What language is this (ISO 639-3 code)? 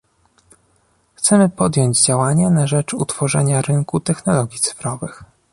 pol